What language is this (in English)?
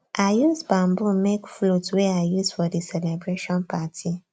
Nigerian Pidgin